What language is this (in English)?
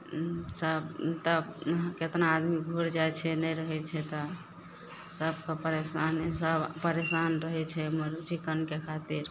Maithili